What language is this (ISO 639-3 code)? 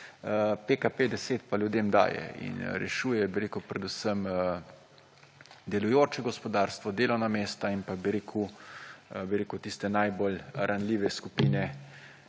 slv